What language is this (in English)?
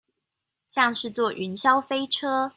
Chinese